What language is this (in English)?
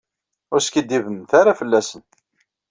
Kabyle